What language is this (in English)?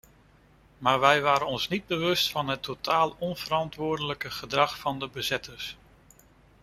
Dutch